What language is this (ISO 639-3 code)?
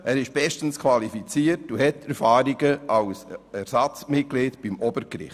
gsw